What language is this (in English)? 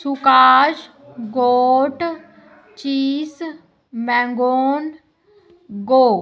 Punjabi